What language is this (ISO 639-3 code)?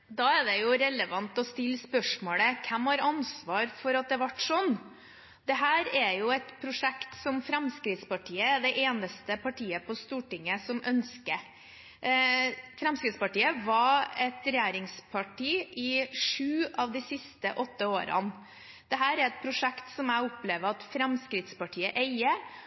nor